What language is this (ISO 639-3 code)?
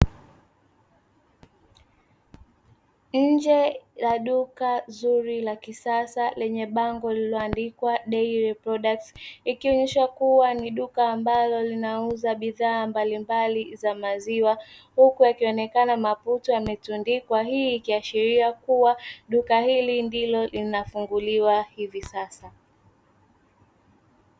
swa